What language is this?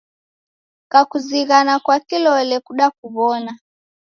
Taita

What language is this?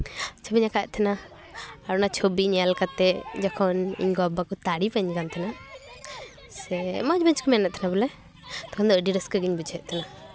Santali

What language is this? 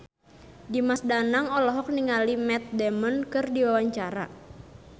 Sundanese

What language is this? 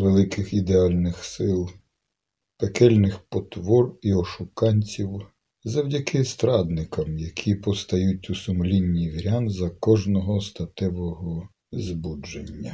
Ukrainian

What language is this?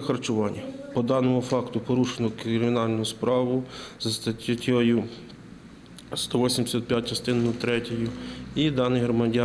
Ukrainian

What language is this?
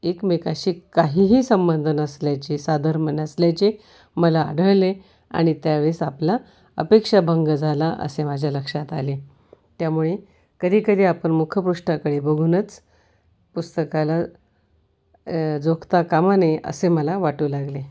Marathi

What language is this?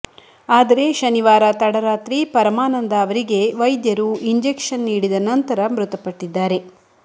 Kannada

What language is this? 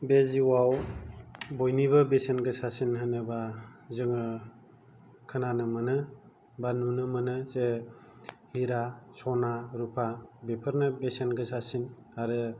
Bodo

